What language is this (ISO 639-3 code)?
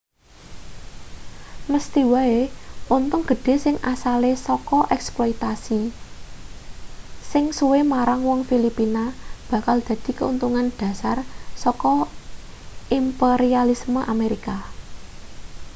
jav